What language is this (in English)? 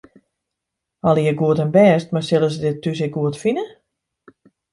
Western Frisian